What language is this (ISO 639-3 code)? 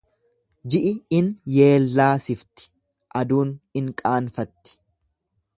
orm